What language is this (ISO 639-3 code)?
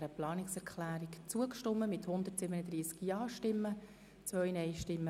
gsw